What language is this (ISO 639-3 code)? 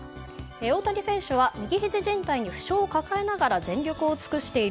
jpn